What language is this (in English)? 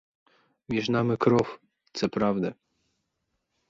Ukrainian